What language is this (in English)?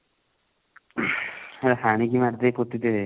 Odia